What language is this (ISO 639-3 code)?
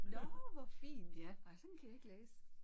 dan